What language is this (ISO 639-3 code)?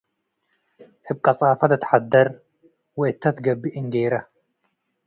tig